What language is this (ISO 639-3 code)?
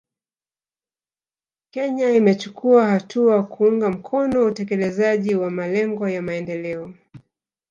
swa